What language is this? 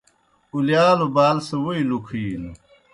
Kohistani Shina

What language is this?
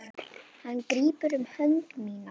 Icelandic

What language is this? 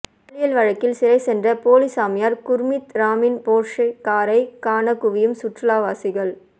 Tamil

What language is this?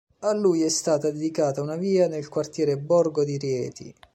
Italian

